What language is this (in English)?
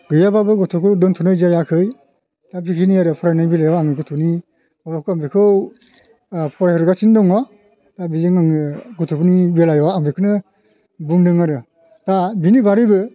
Bodo